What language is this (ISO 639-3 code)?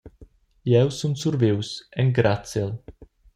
roh